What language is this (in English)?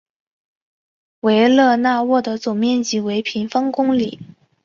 Chinese